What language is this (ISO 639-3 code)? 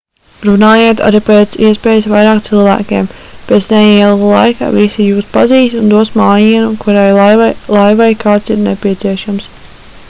lav